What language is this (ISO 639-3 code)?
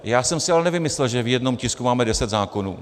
ces